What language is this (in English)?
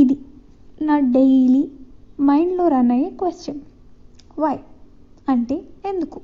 Telugu